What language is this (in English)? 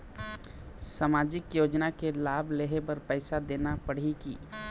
Chhattisgarhi